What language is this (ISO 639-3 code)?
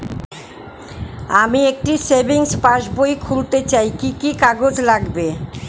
ben